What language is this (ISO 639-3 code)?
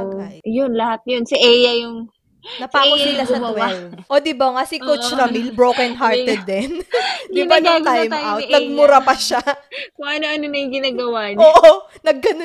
fil